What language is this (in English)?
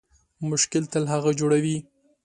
Pashto